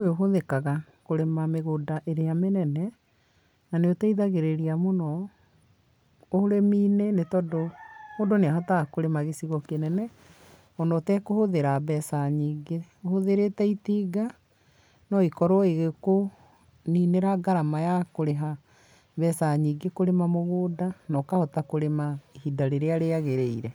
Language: Kikuyu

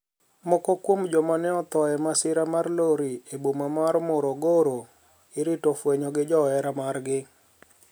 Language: Luo (Kenya and Tanzania)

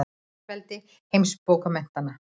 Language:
Icelandic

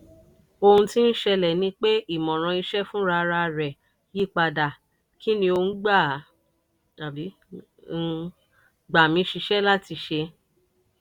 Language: Yoruba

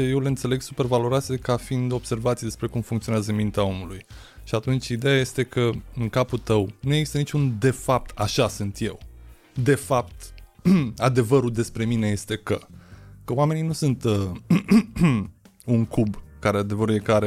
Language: Romanian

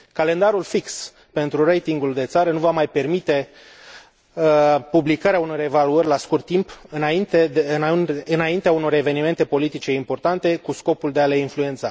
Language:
Romanian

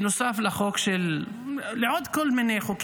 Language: Hebrew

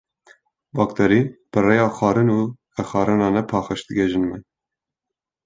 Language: Kurdish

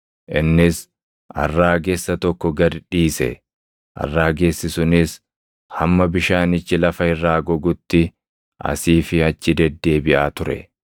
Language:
Oromo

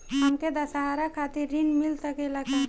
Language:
Bhojpuri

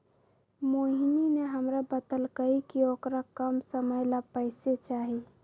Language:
Magahi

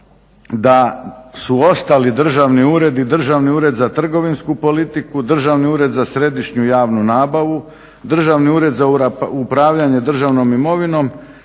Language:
Croatian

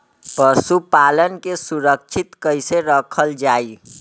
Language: Bhojpuri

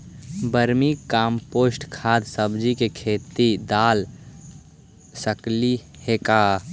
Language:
Magahi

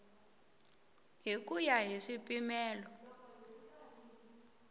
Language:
Tsonga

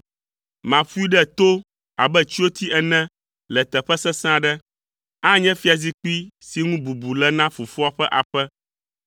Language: Ewe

